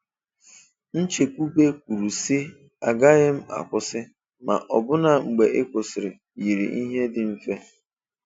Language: Igbo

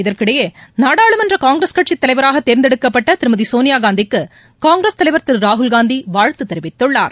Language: Tamil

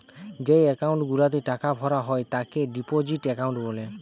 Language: Bangla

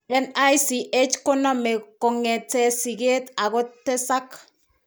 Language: Kalenjin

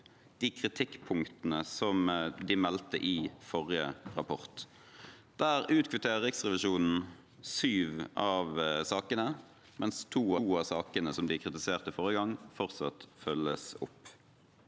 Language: Norwegian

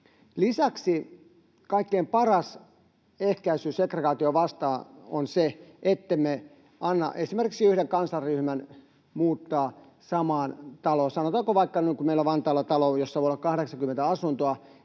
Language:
Finnish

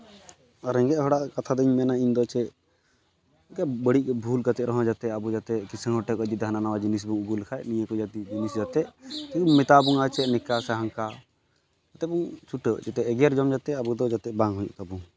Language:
Santali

